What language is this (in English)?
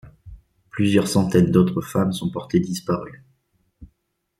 French